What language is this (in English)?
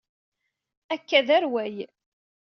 Kabyle